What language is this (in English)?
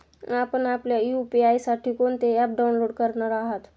Marathi